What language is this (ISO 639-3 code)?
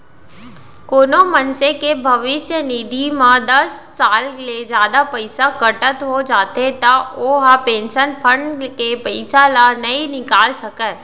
hne